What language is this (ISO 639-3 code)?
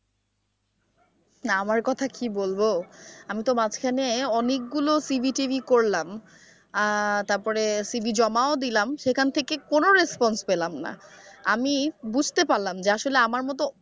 ben